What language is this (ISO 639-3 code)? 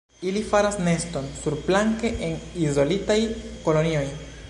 epo